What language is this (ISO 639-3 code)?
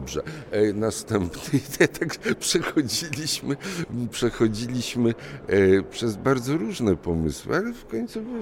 pol